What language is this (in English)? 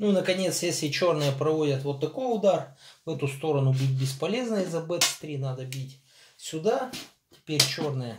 Russian